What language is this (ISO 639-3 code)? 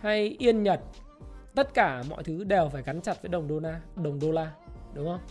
vie